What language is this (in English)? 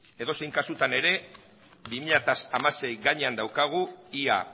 Basque